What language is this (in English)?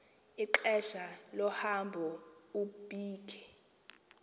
Xhosa